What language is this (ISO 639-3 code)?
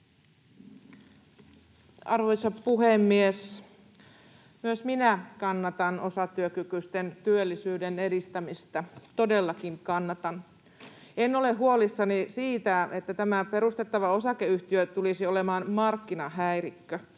fin